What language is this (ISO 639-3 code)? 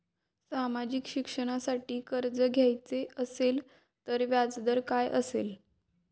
mar